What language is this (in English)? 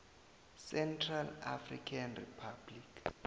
South Ndebele